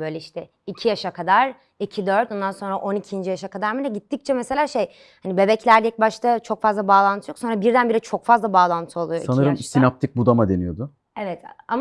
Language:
Turkish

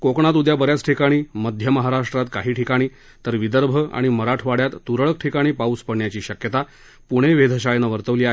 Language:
Marathi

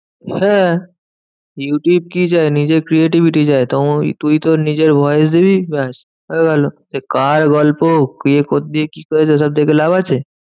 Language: Bangla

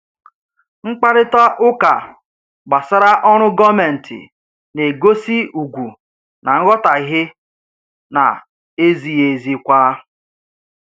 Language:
Igbo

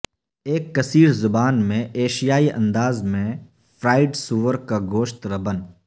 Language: Urdu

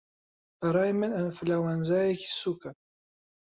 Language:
Central Kurdish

